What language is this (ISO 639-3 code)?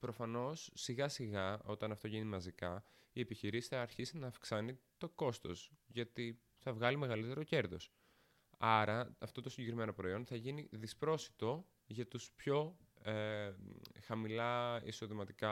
ell